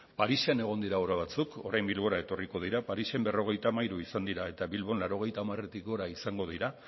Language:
Basque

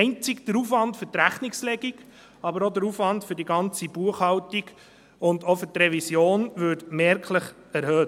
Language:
Swiss German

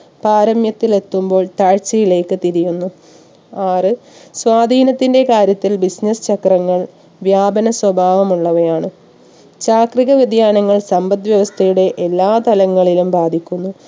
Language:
Malayalam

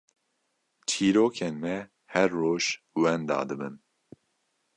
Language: Kurdish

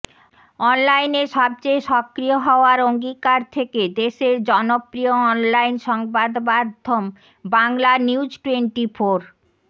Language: Bangla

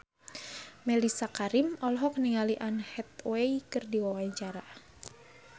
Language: Sundanese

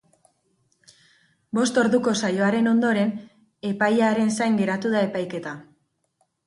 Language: Basque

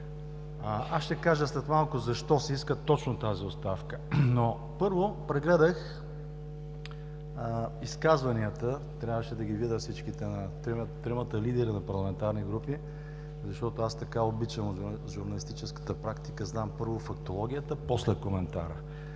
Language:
Bulgarian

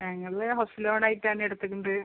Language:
Malayalam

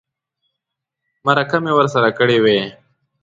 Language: Pashto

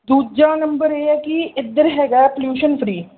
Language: Punjabi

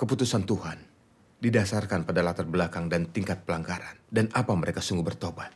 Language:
Indonesian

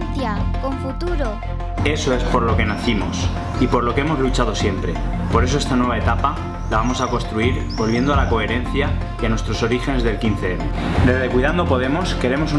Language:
Spanish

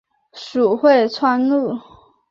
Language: Chinese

